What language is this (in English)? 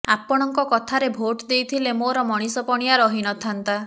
Odia